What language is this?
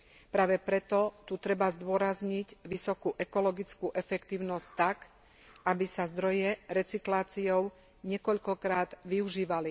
Slovak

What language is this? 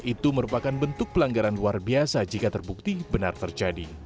Indonesian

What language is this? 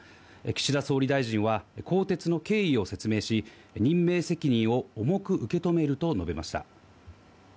Japanese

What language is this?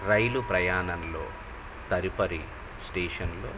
Telugu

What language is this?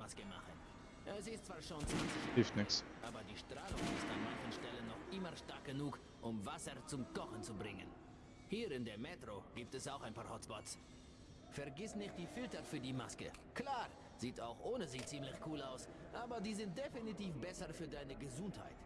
German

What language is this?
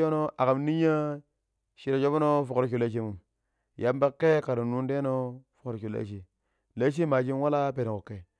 Pero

